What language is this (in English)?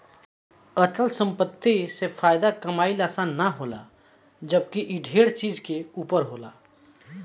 Bhojpuri